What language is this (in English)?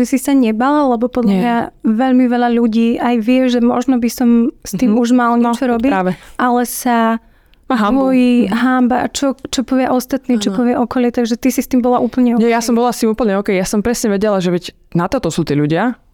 Slovak